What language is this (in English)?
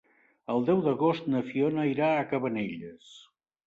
Catalan